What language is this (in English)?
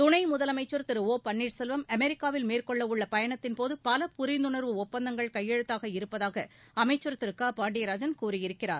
Tamil